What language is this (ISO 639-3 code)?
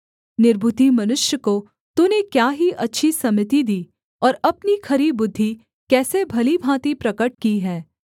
hin